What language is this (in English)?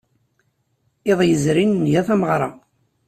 Kabyle